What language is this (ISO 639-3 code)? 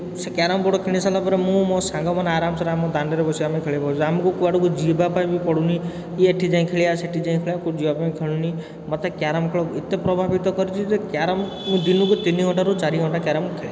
ori